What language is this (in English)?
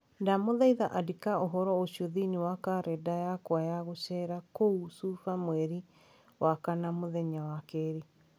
Kikuyu